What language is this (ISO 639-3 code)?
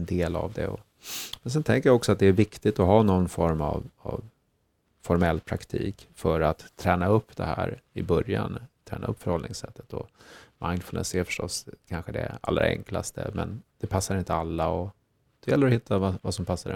swe